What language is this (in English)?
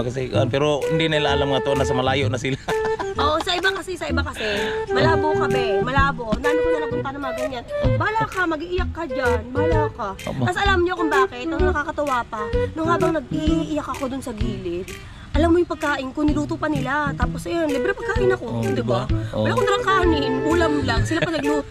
Filipino